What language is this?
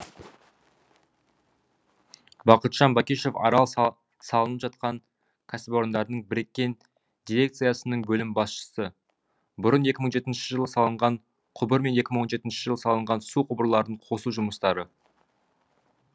Kazakh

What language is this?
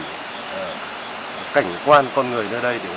Vietnamese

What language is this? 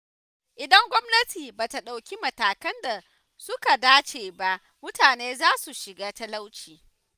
Hausa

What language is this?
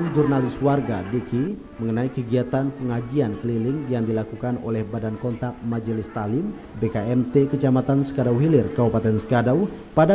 Indonesian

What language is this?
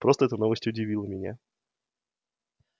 Russian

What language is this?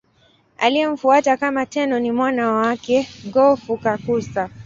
Swahili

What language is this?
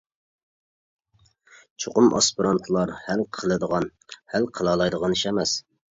Uyghur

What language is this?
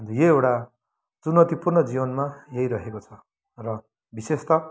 Nepali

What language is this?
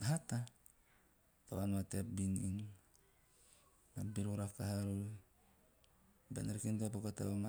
Teop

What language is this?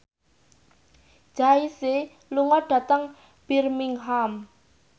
Javanese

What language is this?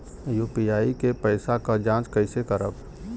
Bhojpuri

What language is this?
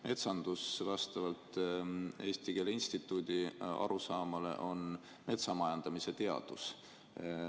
Estonian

